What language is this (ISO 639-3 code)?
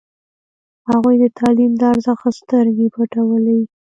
pus